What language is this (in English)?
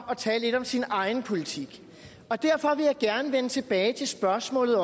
Danish